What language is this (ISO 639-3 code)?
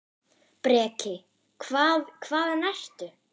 isl